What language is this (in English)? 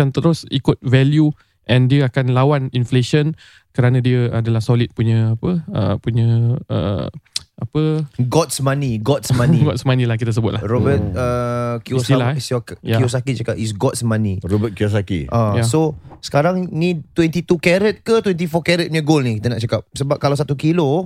Malay